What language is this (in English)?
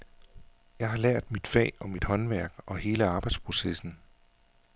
Danish